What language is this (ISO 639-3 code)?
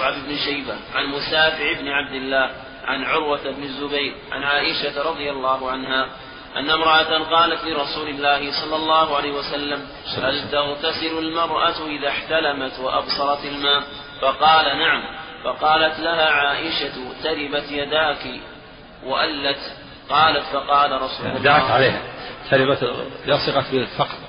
ara